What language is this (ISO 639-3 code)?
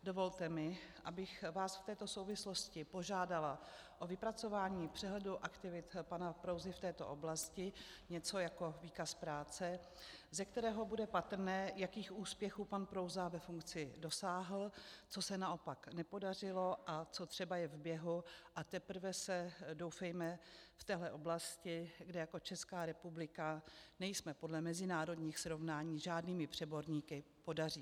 ces